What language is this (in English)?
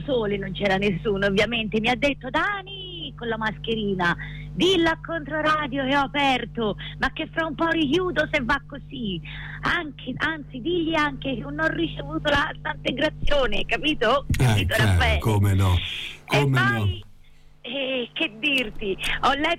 Italian